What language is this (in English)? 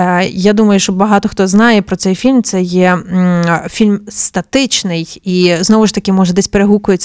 Ukrainian